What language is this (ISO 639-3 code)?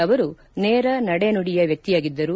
kan